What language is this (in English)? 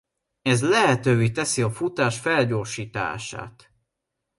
Hungarian